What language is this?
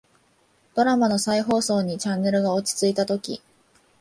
Japanese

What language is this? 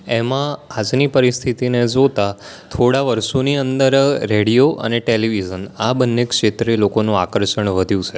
Gujarati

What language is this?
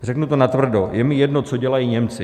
Czech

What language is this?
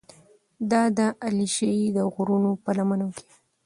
Pashto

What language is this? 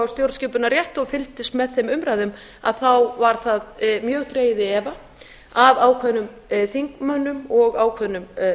Icelandic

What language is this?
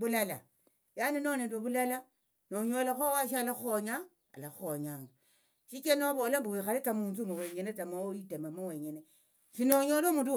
Tsotso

